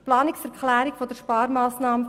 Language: Swiss German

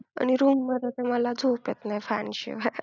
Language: Marathi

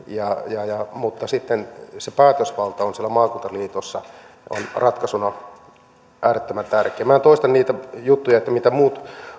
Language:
Finnish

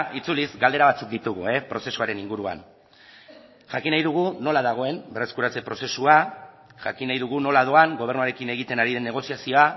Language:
Basque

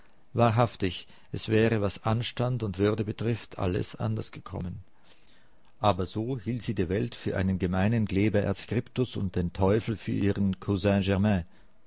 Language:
German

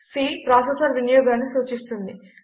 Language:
Telugu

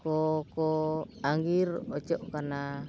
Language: Santali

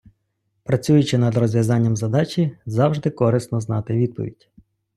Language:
Ukrainian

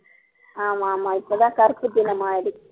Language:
Tamil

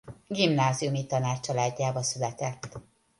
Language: Hungarian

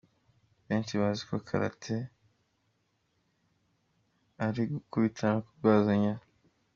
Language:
Kinyarwanda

